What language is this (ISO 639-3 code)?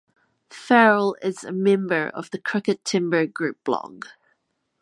eng